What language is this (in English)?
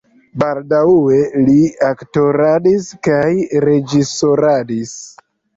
Esperanto